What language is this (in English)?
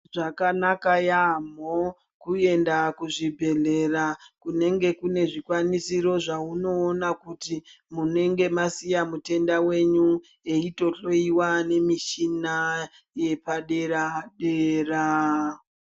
Ndau